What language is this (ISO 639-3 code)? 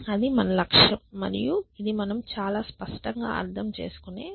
tel